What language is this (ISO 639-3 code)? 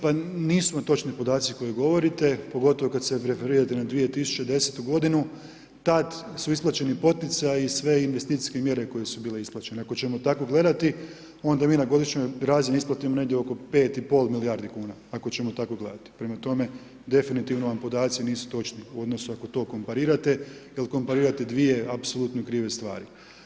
hrv